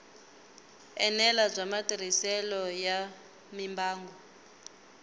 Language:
Tsonga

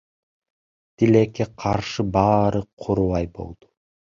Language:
Kyrgyz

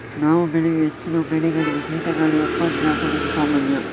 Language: Kannada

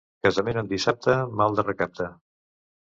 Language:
Catalan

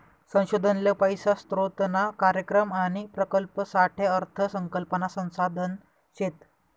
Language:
Marathi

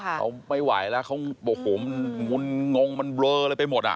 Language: Thai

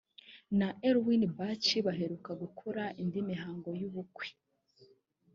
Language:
Kinyarwanda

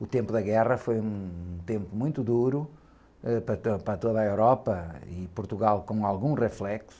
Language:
Portuguese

